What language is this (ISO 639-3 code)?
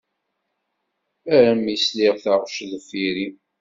kab